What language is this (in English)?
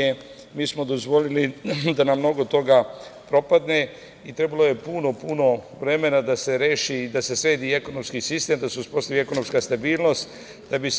Serbian